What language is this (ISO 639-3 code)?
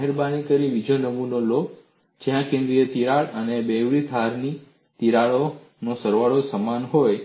guj